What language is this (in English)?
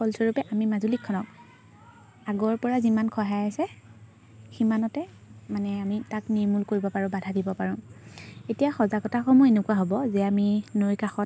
Assamese